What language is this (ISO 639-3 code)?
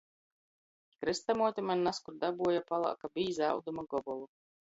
ltg